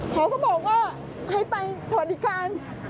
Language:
Thai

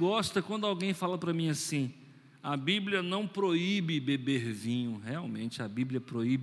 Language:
Portuguese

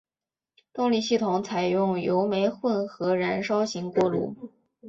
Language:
Chinese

